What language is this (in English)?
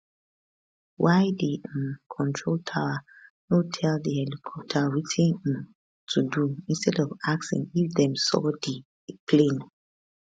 Nigerian Pidgin